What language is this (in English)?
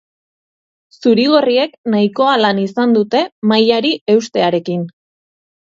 Basque